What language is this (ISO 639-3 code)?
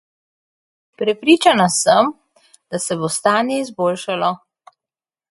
slv